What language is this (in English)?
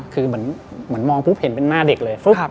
Thai